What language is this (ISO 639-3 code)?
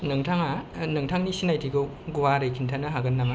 brx